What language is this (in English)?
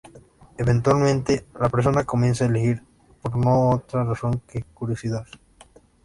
Spanish